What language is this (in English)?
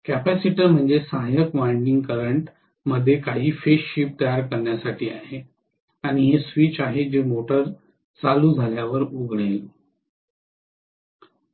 Marathi